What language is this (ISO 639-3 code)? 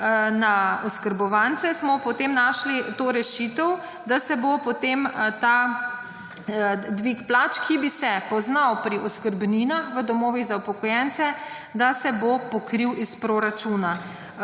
slv